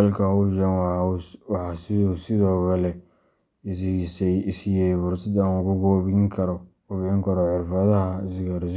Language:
Somali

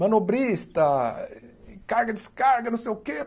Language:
Portuguese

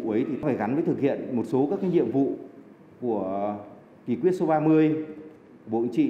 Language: Vietnamese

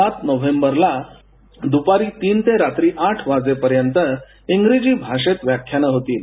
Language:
Marathi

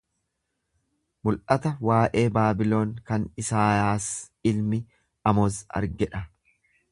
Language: Oromo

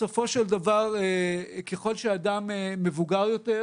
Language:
Hebrew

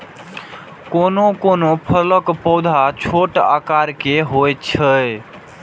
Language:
Maithili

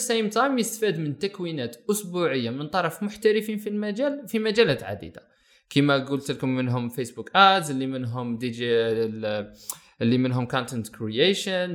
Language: Arabic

